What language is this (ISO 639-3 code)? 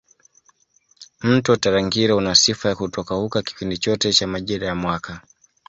swa